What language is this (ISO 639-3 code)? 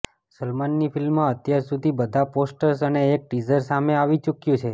guj